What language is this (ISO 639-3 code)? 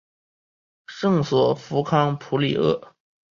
zho